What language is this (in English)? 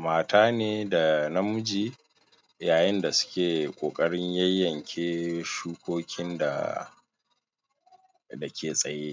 Hausa